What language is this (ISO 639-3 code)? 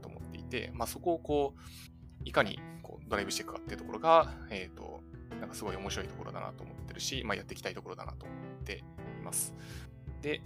jpn